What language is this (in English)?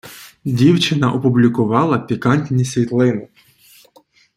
Ukrainian